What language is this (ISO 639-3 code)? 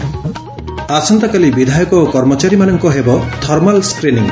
ori